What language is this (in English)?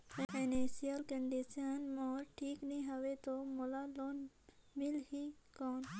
Chhattisgarhi